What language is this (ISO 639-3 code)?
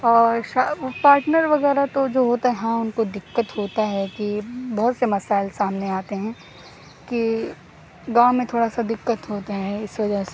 urd